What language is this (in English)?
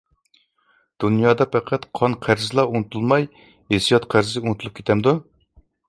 Uyghur